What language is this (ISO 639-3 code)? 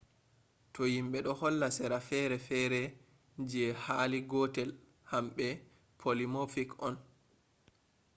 ful